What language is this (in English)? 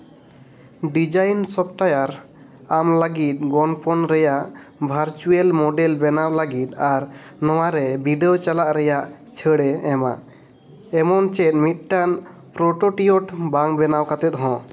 Santali